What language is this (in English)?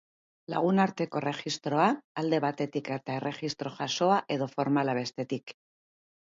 Basque